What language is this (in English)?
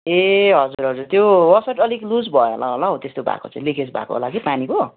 Nepali